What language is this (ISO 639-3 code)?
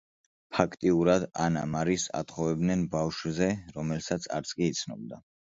kat